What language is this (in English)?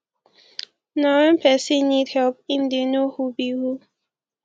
Nigerian Pidgin